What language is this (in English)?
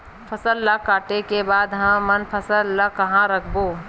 Chhattisgarhi